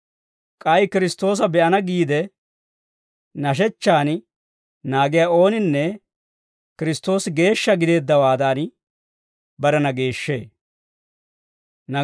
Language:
Dawro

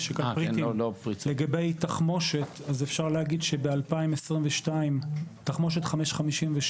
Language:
Hebrew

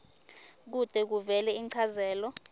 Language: Swati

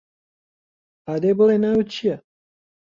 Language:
Central Kurdish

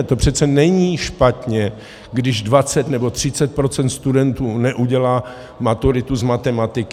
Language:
Czech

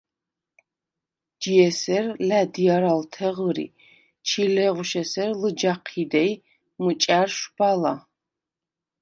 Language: Svan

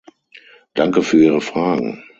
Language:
German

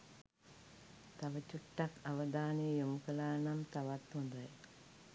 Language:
Sinhala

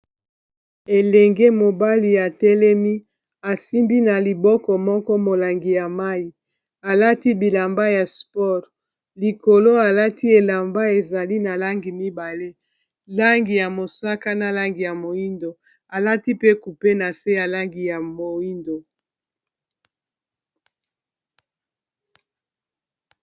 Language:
Lingala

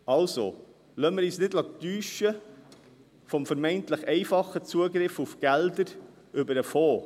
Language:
Swiss German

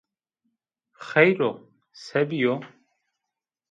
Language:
Zaza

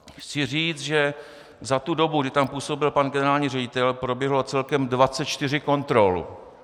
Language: Czech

